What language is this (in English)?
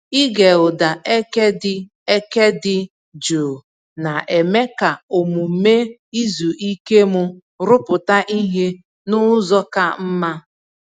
Igbo